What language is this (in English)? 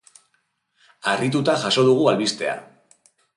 Basque